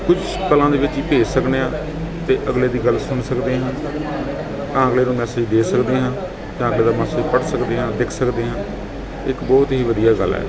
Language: Punjabi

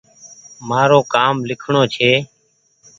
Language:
Goaria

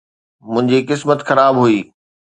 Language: Sindhi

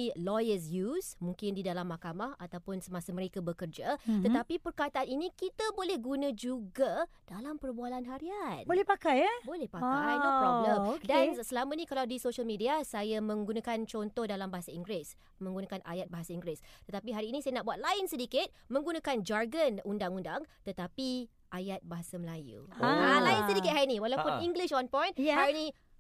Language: Malay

